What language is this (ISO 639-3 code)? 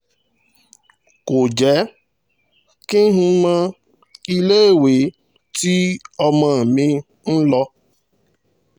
yor